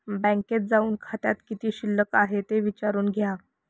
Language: Marathi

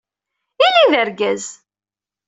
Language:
Kabyle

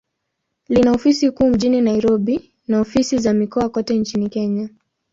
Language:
Swahili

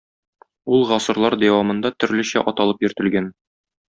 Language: Tatar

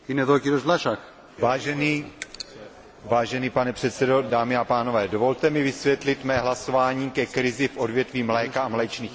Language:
Czech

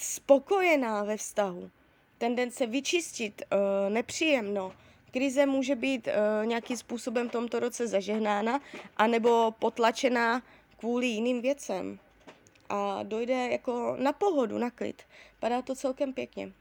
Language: Czech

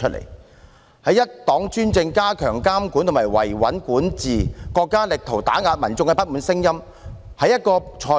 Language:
Cantonese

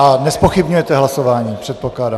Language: Czech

